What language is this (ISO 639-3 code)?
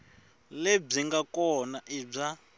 tso